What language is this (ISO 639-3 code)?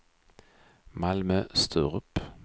swe